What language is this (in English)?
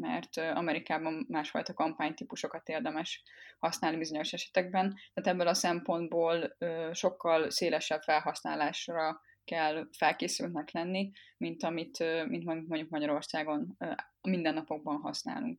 Hungarian